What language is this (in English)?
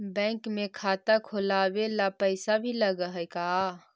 Magahi